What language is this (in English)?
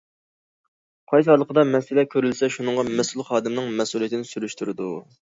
Uyghur